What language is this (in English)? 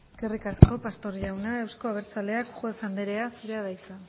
Basque